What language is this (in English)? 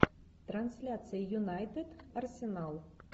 Russian